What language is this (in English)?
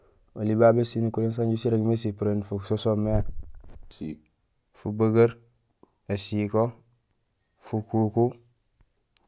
Gusilay